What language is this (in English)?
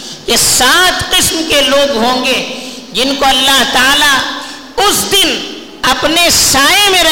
Urdu